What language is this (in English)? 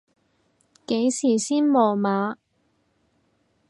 Cantonese